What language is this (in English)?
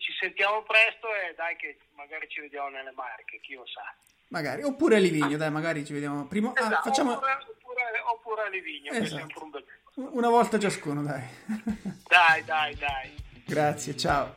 Italian